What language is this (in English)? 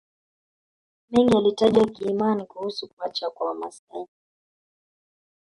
Swahili